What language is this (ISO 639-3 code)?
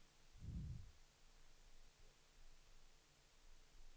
swe